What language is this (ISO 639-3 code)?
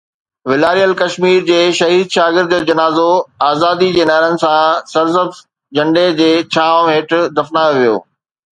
snd